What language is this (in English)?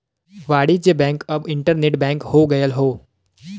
Bhojpuri